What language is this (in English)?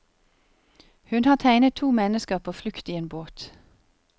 Norwegian